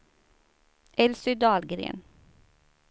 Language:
Swedish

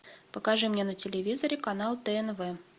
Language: Russian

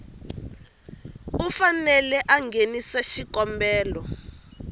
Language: Tsonga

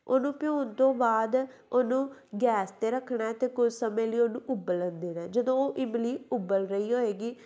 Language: Punjabi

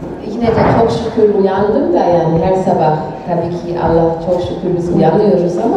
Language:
Turkish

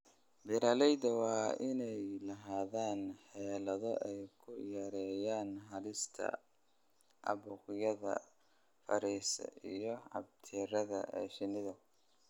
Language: Somali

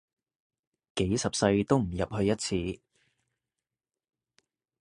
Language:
Cantonese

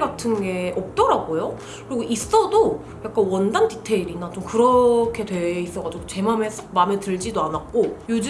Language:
Korean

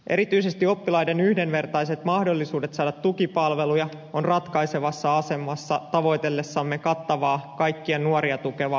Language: Finnish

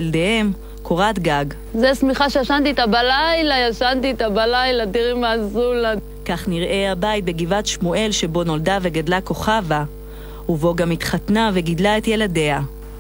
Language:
Hebrew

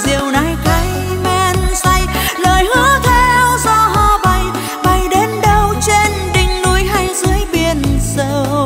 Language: Vietnamese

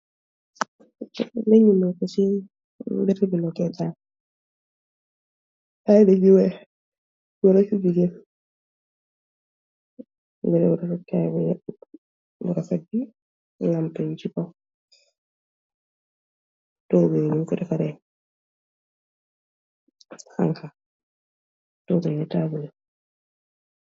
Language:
Wolof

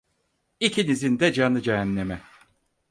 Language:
Turkish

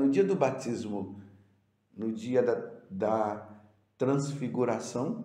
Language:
Portuguese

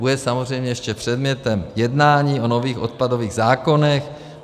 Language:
Czech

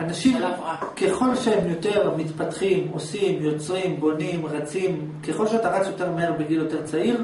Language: Hebrew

